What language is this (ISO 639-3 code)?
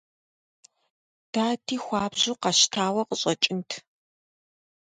kbd